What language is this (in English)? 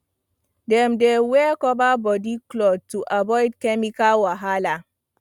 Nigerian Pidgin